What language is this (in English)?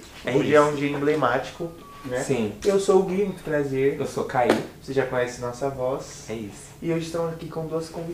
Portuguese